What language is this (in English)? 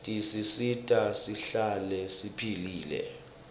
Swati